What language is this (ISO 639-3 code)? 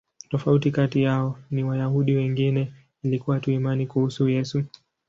swa